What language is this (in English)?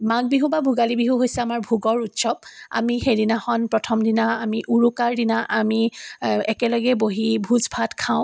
Assamese